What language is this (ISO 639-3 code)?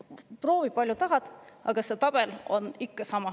est